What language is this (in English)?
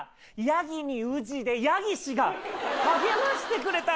Japanese